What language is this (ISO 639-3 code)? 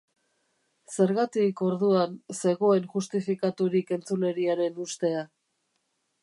eus